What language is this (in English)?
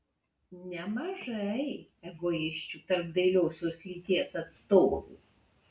Lithuanian